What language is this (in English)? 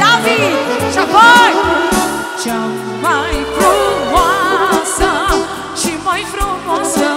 Romanian